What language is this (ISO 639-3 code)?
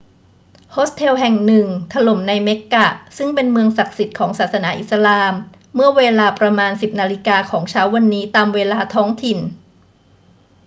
tha